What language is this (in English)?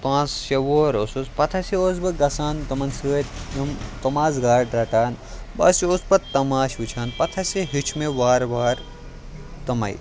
Kashmiri